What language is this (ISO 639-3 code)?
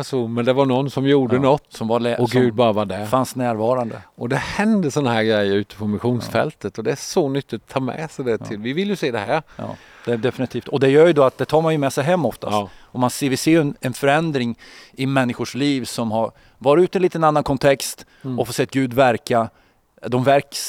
swe